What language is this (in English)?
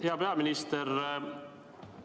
Estonian